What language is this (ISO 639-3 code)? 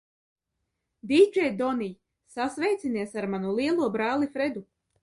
lav